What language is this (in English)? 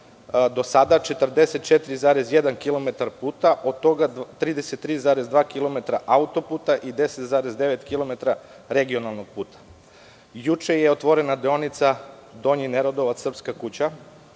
Serbian